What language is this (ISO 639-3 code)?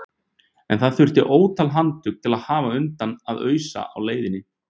isl